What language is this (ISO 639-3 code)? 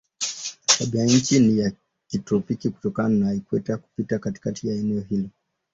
swa